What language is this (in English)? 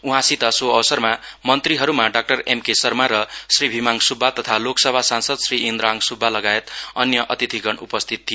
Nepali